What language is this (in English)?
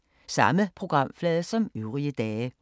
Danish